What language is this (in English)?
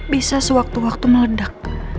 Indonesian